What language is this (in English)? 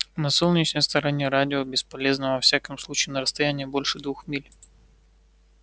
Russian